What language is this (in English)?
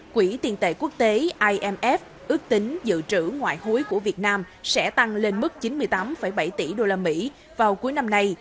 Vietnamese